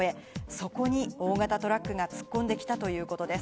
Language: Japanese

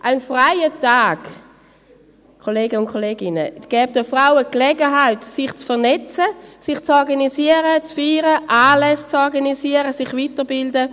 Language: Swiss German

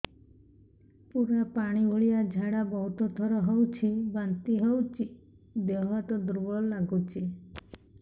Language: Odia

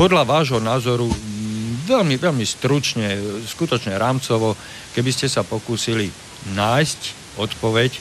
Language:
Slovak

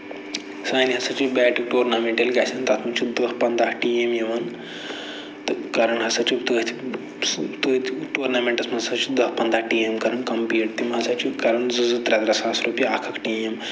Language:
Kashmiri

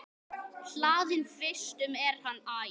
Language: Icelandic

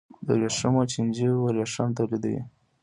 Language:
Pashto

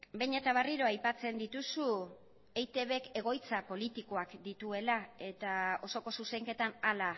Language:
Basque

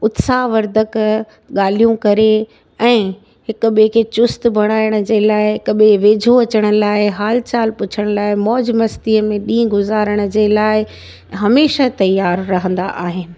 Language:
Sindhi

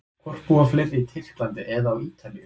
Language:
Icelandic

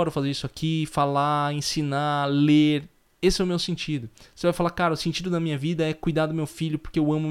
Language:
Portuguese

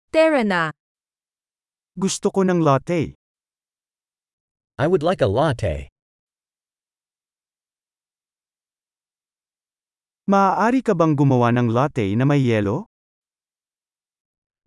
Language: Filipino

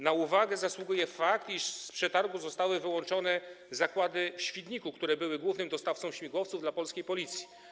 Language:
Polish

